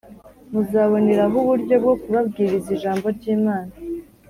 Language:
Kinyarwanda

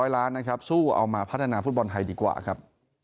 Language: Thai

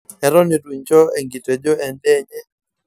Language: Masai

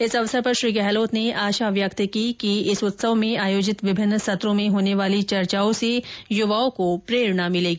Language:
Hindi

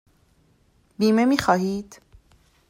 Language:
Persian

